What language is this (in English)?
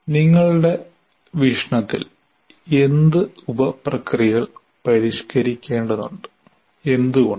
Malayalam